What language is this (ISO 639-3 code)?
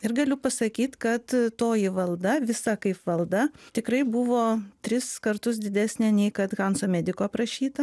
lit